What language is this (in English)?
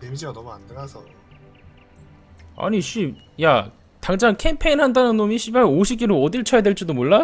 Korean